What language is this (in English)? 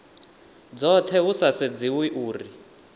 Venda